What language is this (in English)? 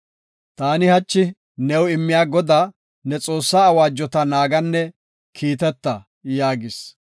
Gofa